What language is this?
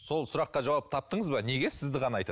Kazakh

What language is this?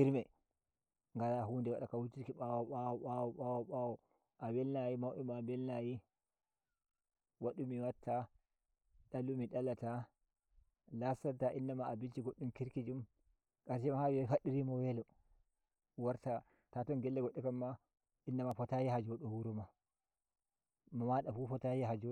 Nigerian Fulfulde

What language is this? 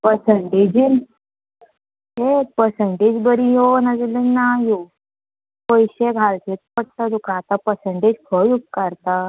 Konkani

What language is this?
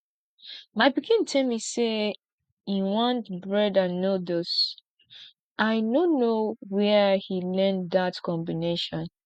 Nigerian Pidgin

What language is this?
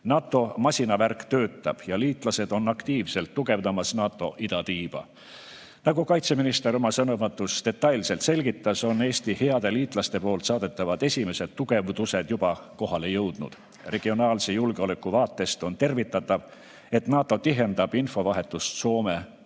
Estonian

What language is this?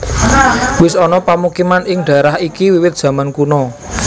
Javanese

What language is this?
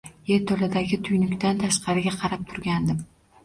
Uzbek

